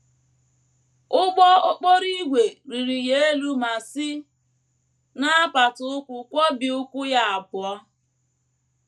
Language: Igbo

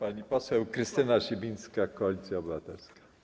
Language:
Polish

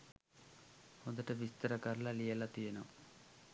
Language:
Sinhala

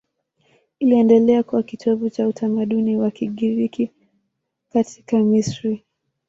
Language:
Swahili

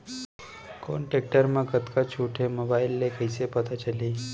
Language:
Chhattisgarhi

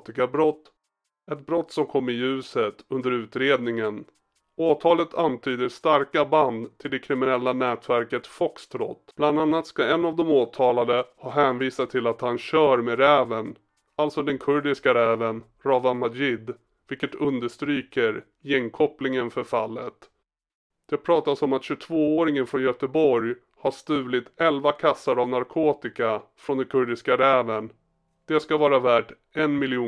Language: Swedish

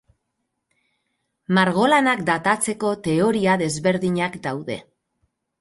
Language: Basque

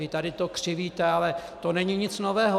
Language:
Czech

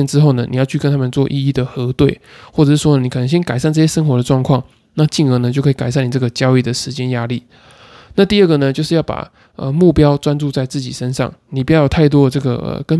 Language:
Chinese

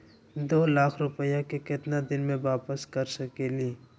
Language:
Magahi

